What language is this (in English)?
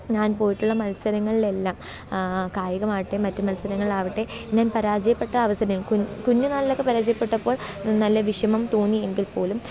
Malayalam